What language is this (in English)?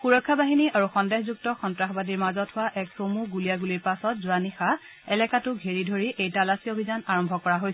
Assamese